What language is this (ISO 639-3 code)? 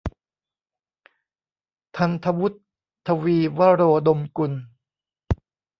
tha